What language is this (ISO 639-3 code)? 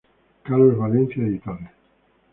spa